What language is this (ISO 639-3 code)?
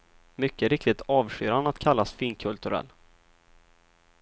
swe